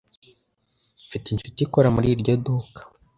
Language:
Kinyarwanda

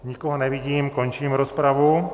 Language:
Czech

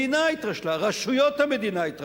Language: Hebrew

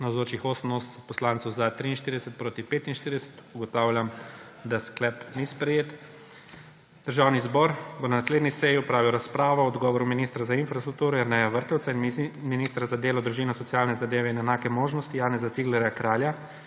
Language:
Slovenian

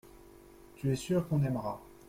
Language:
French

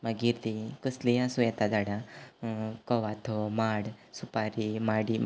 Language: Konkani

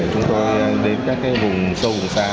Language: Vietnamese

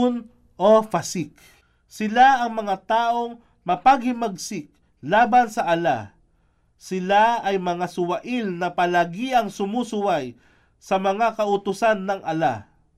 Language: Filipino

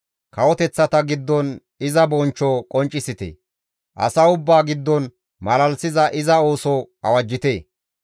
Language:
Gamo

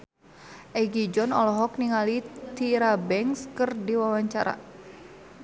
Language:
Sundanese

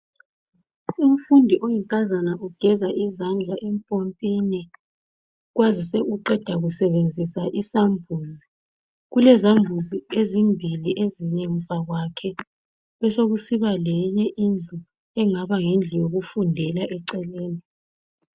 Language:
North Ndebele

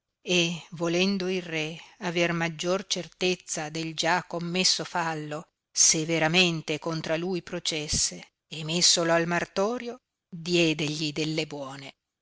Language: Italian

